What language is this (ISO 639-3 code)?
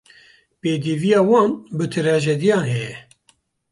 kur